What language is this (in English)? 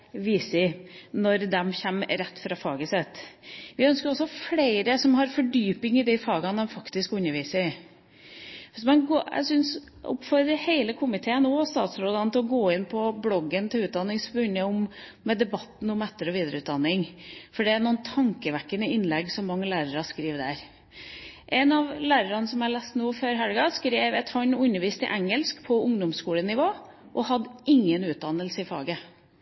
Norwegian Bokmål